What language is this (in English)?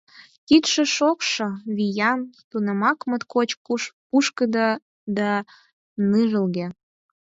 Mari